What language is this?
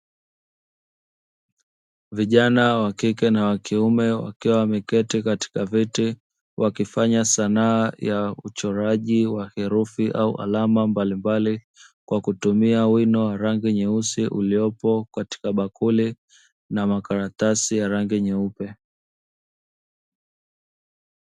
Swahili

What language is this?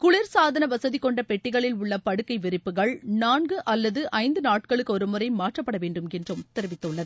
Tamil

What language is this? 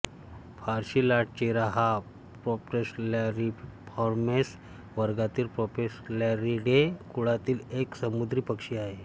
Marathi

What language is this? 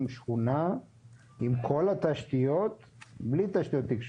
Hebrew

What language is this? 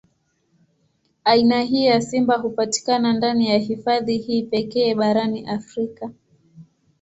Swahili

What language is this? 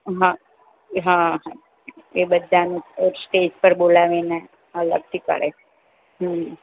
Gujarati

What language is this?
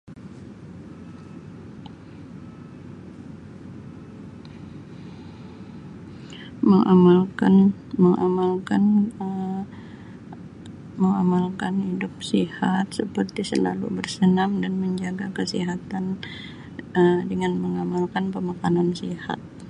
Sabah Malay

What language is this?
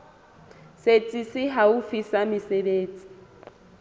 Southern Sotho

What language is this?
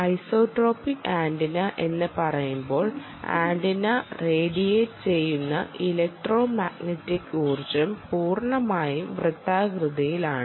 Malayalam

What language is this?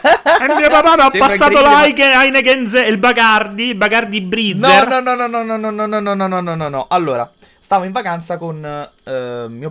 Italian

